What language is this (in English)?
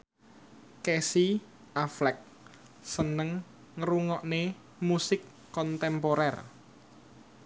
Javanese